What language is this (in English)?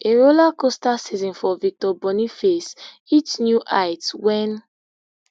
Nigerian Pidgin